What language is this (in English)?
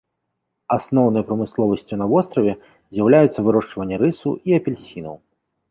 Belarusian